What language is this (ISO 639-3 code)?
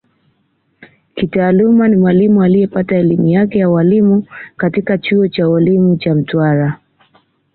swa